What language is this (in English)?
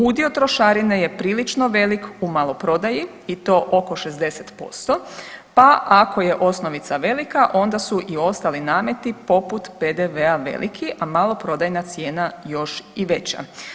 Croatian